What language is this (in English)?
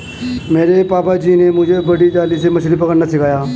Hindi